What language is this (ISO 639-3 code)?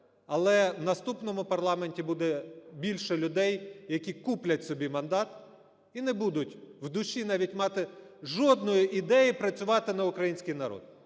ukr